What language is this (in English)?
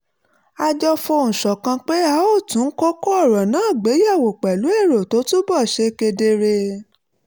Yoruba